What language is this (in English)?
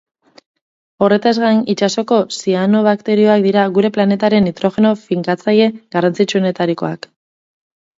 Basque